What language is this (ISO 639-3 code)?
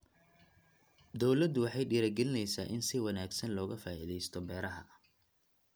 som